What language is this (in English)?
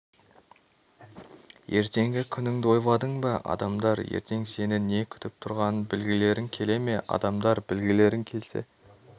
Kazakh